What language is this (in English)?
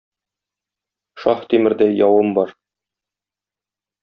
Tatar